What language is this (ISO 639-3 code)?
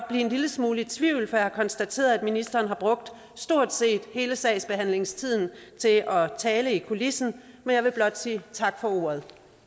dan